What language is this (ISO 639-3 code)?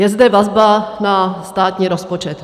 ces